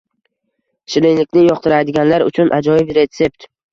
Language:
Uzbek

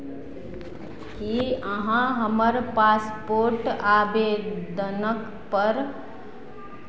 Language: Maithili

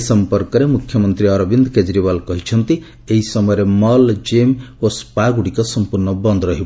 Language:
Odia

